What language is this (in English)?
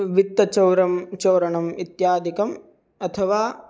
Sanskrit